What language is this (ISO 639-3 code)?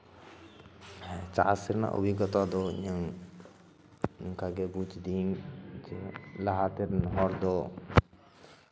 sat